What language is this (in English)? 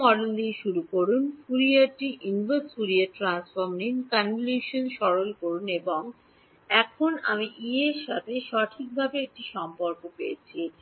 Bangla